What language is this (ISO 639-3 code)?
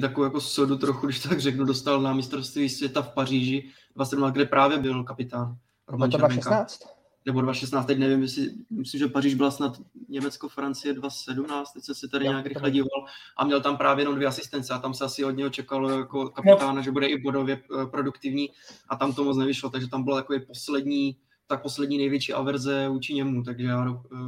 ces